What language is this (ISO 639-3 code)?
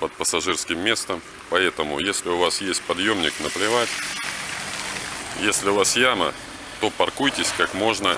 rus